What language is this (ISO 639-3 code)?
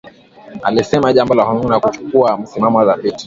swa